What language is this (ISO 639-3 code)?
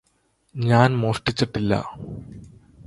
mal